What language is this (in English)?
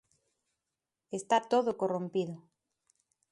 Galician